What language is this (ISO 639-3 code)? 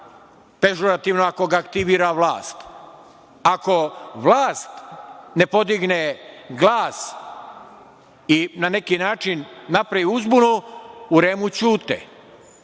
srp